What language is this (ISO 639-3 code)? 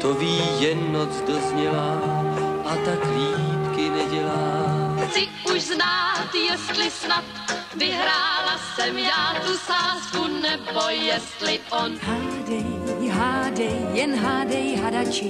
ces